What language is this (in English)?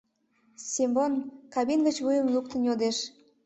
Mari